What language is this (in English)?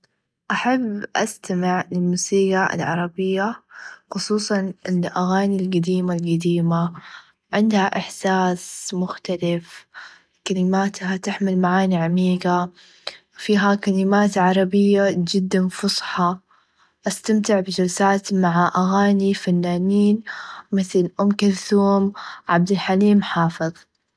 Najdi Arabic